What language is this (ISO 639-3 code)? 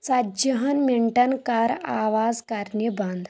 kas